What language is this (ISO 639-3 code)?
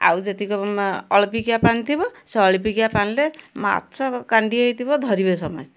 ori